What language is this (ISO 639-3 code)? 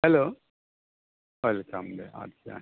brx